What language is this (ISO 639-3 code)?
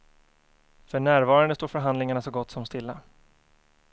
swe